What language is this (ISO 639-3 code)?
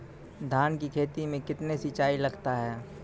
mai